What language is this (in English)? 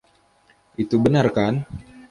Indonesian